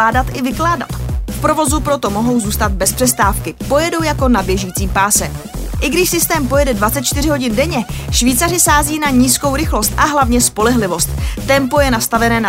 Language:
Czech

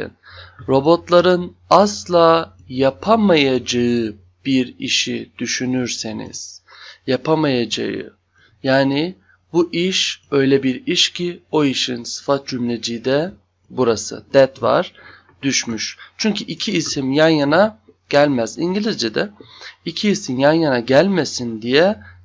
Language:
Turkish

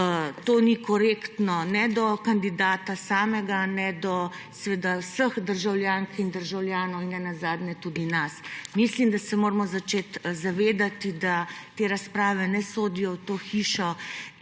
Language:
Slovenian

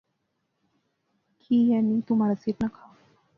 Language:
Pahari-Potwari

